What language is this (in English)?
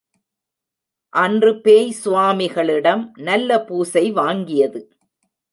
Tamil